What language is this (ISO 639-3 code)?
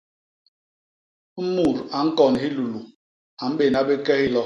bas